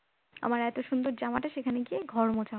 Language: Bangla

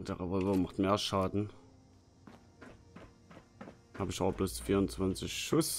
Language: German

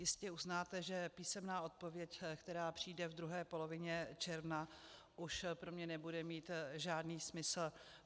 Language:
Czech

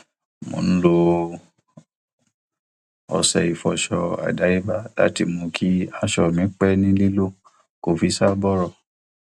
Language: Yoruba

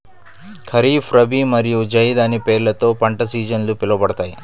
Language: Telugu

